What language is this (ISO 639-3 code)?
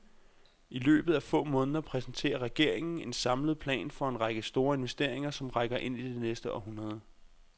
dan